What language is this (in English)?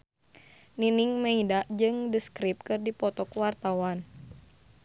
Sundanese